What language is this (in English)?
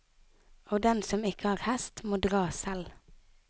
Norwegian